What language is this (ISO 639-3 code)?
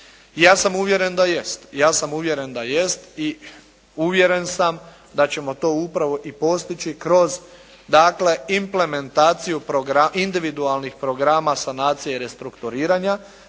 hrv